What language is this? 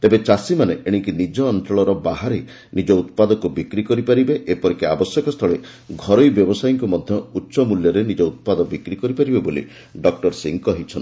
Odia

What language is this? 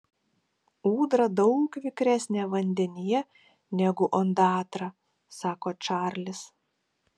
Lithuanian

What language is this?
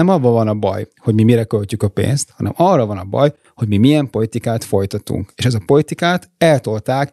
Hungarian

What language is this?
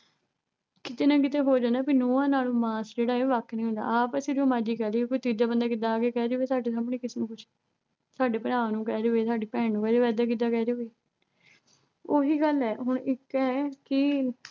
Punjabi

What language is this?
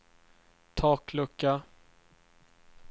Swedish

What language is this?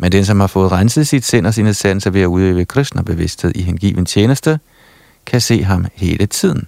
Danish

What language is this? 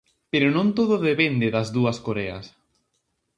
Galician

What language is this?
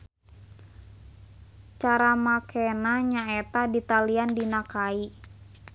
Sundanese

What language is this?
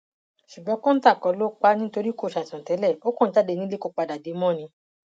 Yoruba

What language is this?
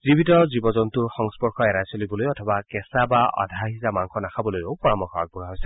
Assamese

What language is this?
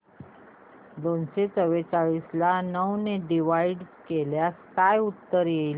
Marathi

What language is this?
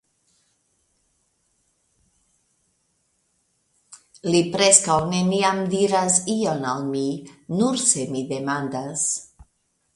Esperanto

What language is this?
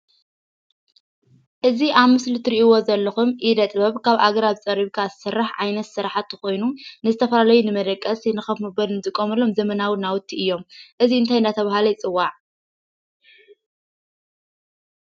Tigrinya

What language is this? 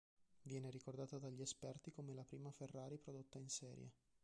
Italian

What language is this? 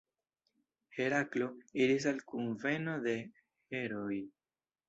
Esperanto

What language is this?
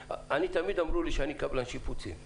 Hebrew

